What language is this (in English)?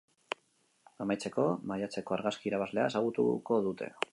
Basque